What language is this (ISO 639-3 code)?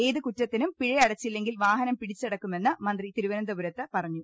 mal